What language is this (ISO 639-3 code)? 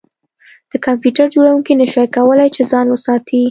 pus